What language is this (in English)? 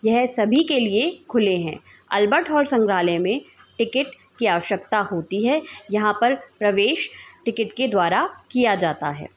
Hindi